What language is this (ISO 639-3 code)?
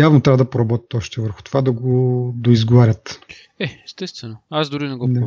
bul